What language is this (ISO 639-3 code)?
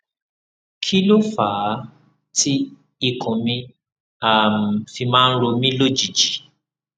yor